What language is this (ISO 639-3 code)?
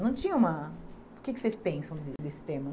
por